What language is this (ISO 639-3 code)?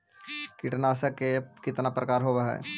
mag